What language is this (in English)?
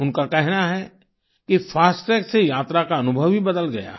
Hindi